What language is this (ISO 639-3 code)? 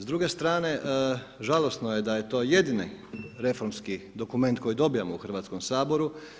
hrv